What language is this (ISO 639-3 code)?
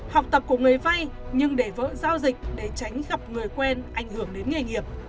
vie